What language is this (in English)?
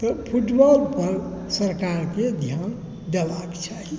Maithili